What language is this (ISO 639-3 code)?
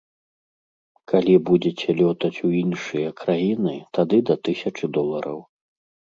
bel